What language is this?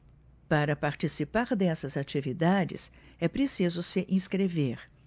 Portuguese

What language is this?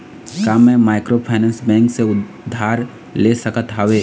Chhattisgarhi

